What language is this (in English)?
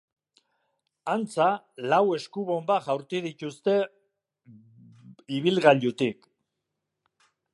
Basque